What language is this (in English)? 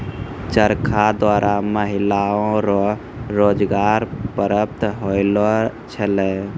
Maithili